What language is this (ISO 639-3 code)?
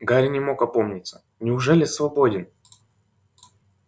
rus